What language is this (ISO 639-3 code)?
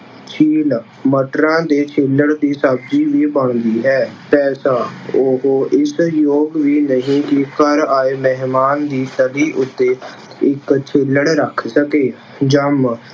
pan